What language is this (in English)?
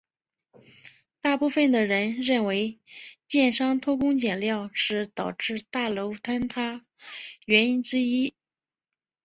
Chinese